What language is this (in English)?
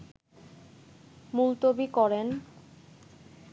Bangla